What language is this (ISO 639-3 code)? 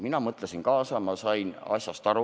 est